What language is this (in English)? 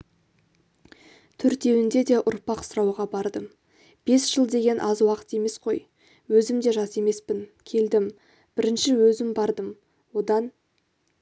Kazakh